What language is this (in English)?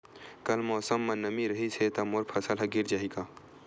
Chhattisgarhi